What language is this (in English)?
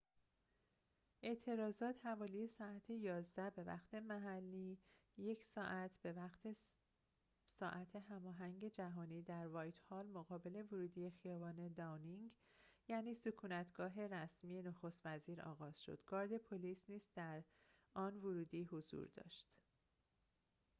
Persian